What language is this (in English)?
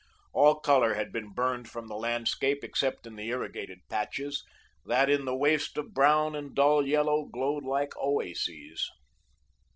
English